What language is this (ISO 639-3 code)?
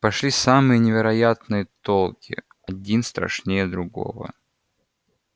rus